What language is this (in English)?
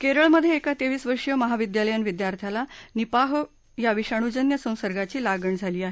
Marathi